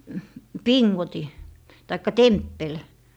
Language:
Finnish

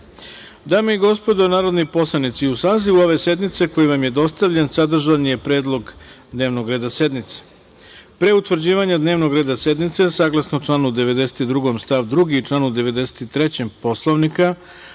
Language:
Serbian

